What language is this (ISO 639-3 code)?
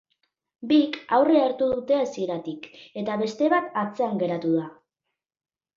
eus